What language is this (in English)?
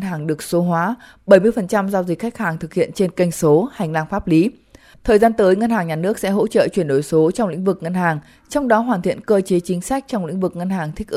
Vietnamese